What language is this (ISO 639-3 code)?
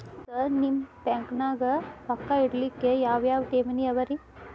kan